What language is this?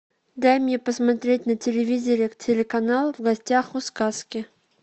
Russian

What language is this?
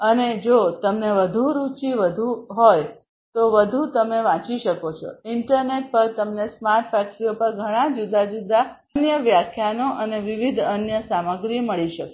Gujarati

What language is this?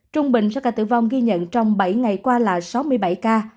Vietnamese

